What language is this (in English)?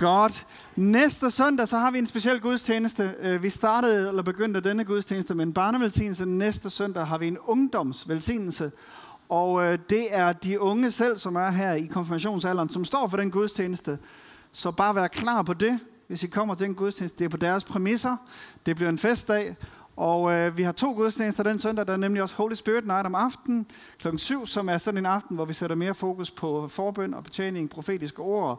Danish